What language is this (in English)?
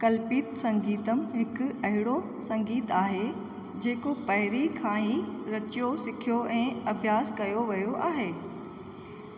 Sindhi